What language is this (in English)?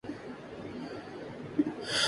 Urdu